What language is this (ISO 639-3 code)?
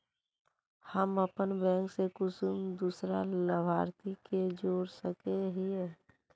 mag